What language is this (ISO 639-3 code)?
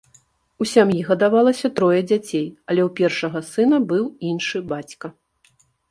bel